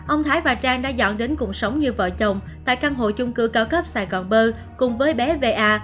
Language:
Vietnamese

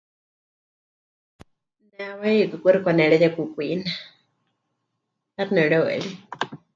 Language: Huichol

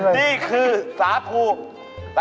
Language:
Thai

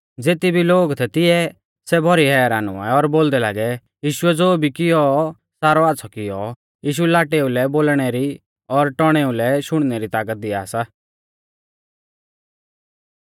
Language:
Mahasu Pahari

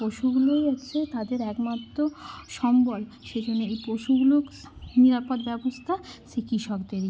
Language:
Bangla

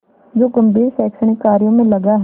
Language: Hindi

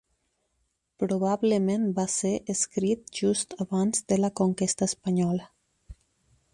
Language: Catalan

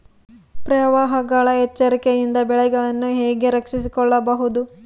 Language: Kannada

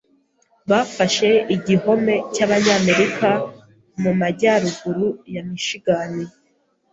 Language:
Kinyarwanda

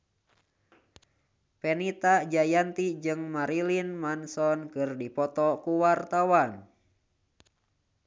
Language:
Sundanese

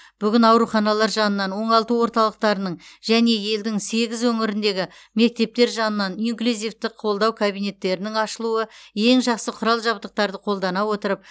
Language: Kazakh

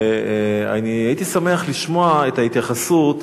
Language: Hebrew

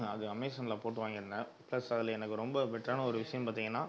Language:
Tamil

